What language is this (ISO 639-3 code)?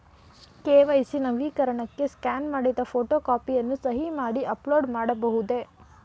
kan